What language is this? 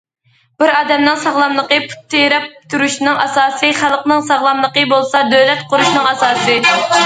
Uyghur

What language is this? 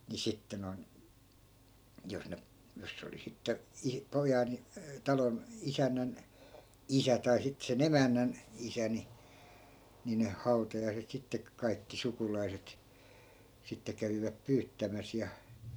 Finnish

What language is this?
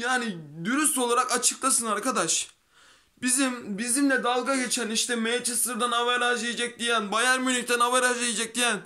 Turkish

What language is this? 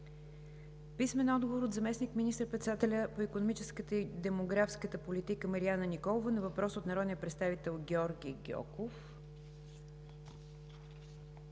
Bulgarian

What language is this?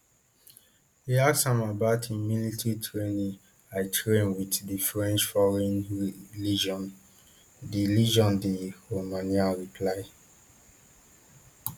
Nigerian Pidgin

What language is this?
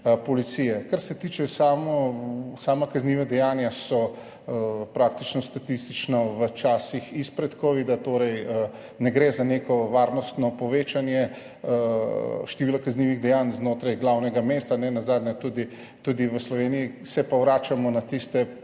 Slovenian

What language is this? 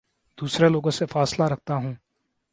Urdu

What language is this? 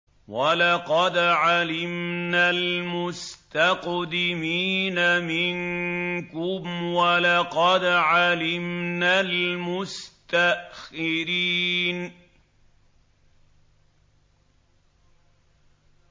Arabic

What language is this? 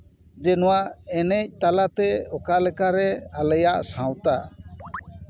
Santali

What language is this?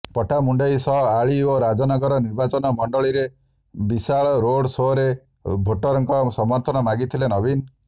Odia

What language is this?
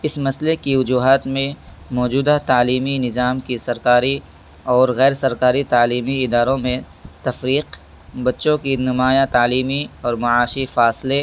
Urdu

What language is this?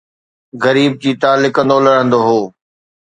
Sindhi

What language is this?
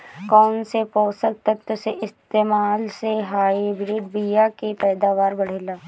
Bhojpuri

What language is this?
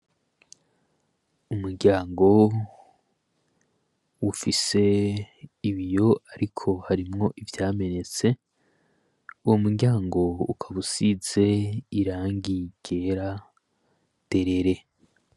Rundi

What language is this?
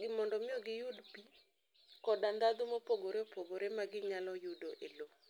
Luo (Kenya and Tanzania)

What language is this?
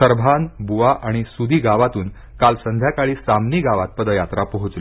Marathi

